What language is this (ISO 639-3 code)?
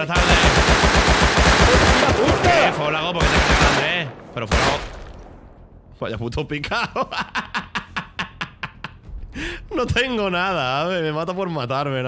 spa